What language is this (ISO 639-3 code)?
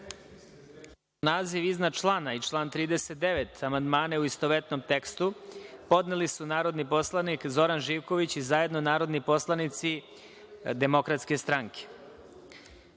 srp